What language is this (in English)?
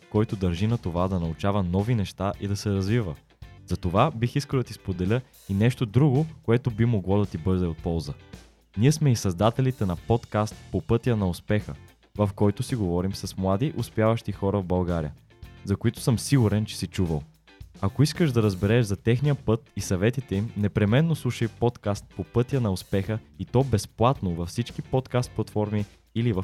Bulgarian